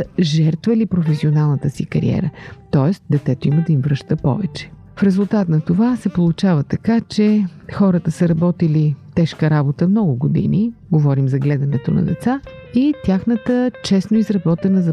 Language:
Bulgarian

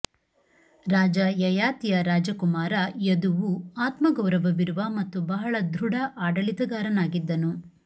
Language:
Kannada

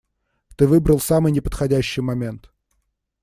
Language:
Russian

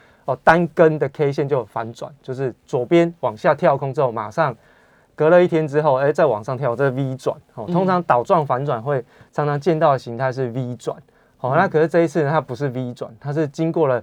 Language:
Chinese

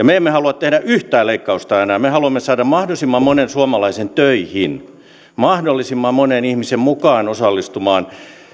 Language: Finnish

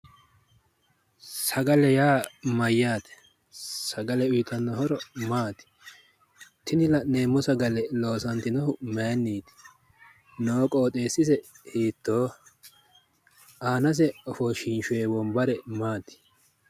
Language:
Sidamo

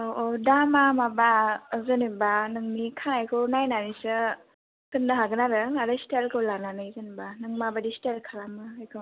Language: Bodo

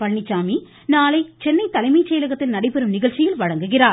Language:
Tamil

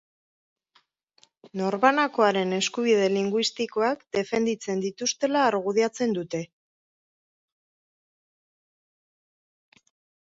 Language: Basque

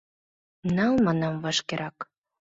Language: Mari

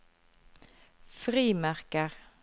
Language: Norwegian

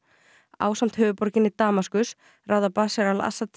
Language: Icelandic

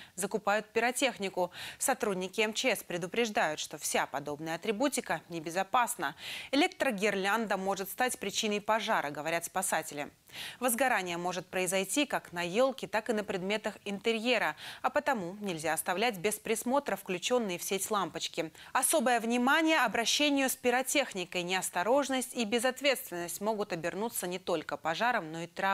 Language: Russian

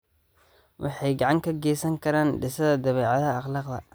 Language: Somali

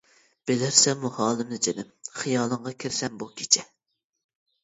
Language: Uyghur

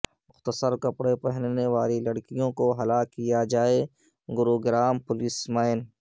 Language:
Urdu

